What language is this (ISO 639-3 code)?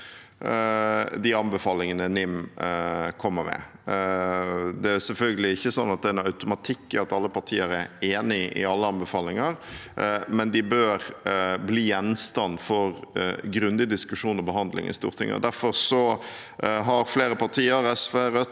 nor